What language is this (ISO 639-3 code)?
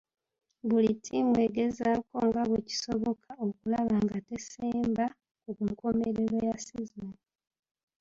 lug